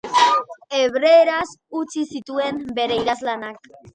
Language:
Basque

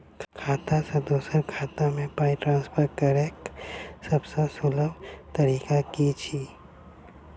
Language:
Maithili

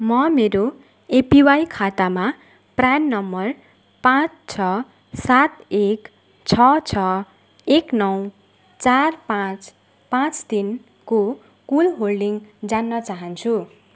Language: Nepali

